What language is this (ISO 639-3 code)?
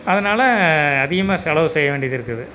tam